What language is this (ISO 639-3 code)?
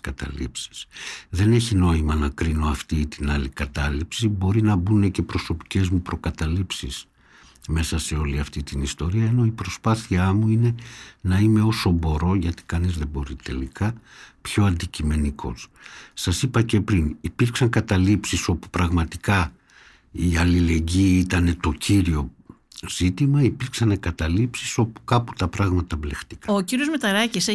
ell